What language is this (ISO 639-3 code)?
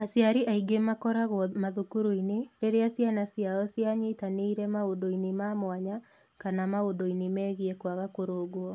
kik